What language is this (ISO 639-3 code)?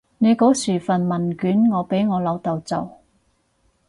yue